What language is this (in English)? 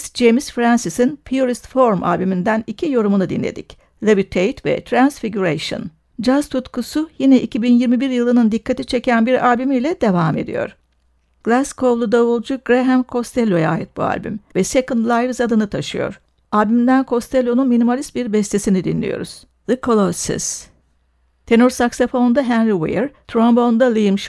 Turkish